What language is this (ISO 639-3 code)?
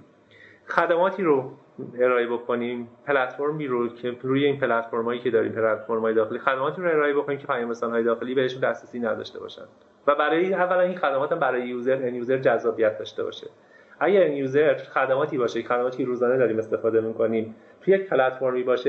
fas